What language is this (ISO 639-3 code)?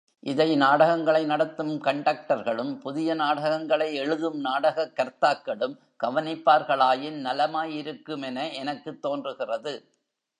tam